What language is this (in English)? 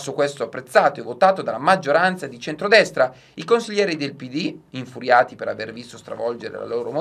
Italian